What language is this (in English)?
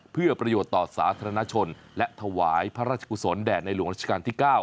Thai